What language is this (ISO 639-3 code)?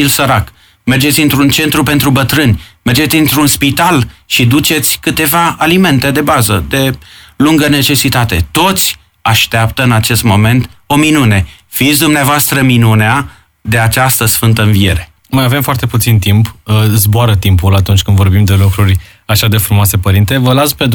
ron